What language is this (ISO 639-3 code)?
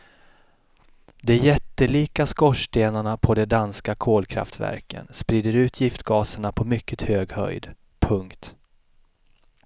swe